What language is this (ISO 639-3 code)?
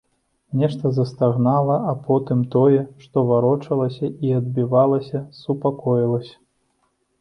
bel